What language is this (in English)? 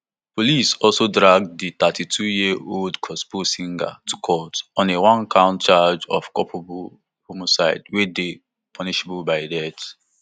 Nigerian Pidgin